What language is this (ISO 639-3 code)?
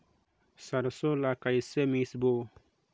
hne